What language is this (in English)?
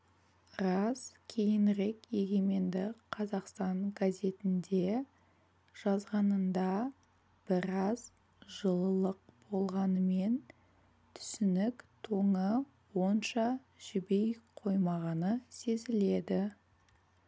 Kazakh